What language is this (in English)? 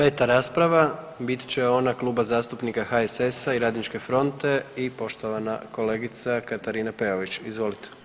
Croatian